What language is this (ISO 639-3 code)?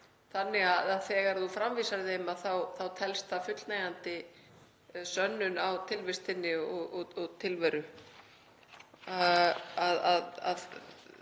isl